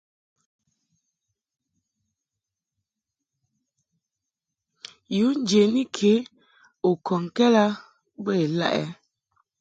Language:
Mungaka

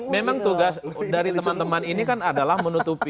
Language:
Indonesian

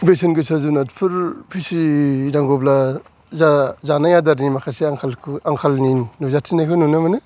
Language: Bodo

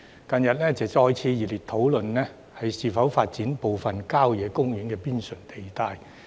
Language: Cantonese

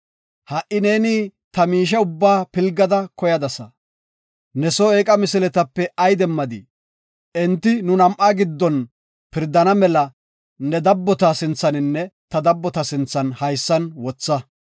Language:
Gofa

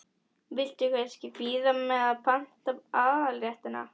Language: Icelandic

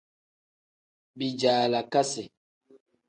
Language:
Tem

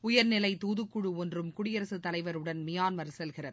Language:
Tamil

